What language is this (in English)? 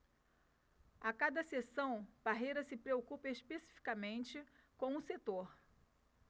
Portuguese